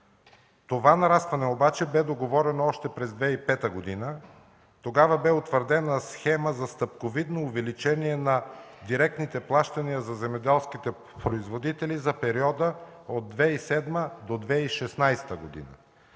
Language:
Bulgarian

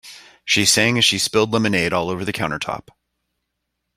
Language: English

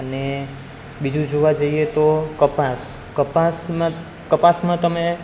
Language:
Gujarati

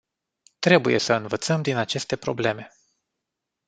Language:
Romanian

